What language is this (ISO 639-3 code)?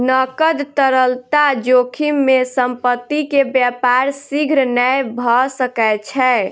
mai